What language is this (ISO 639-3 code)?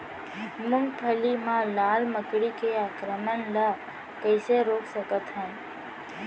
hne